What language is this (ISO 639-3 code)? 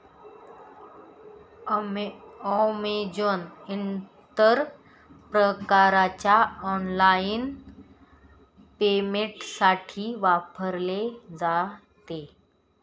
mar